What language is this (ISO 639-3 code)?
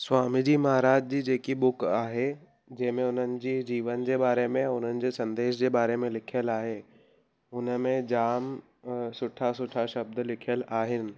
snd